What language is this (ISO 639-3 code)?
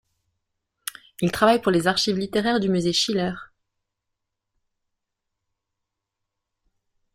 fra